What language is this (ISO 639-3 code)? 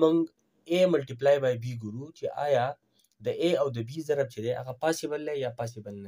hin